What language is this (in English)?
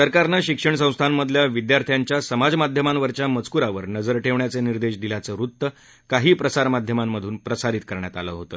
Marathi